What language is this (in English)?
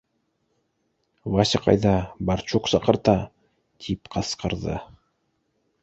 Bashkir